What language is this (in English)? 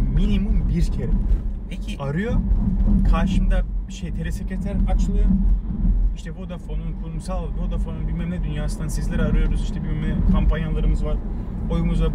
Turkish